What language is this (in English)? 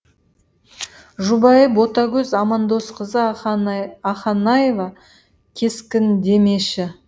Kazakh